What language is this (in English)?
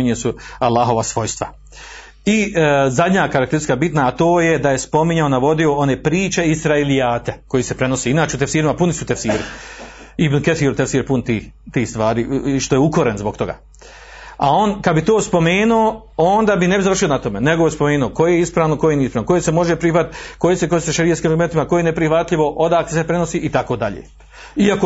Croatian